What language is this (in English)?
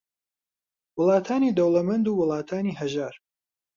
Central Kurdish